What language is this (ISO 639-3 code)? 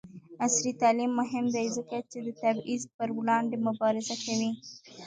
pus